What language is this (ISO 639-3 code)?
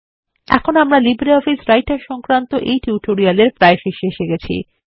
ben